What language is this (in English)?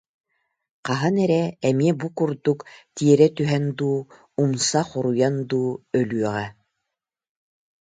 Yakut